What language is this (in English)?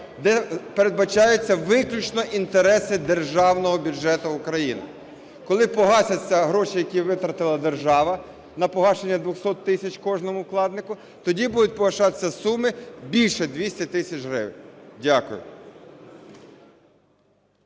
Ukrainian